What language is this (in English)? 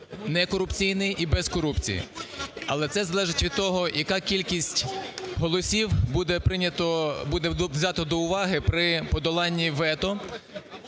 Ukrainian